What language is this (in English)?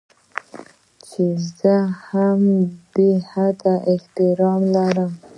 Pashto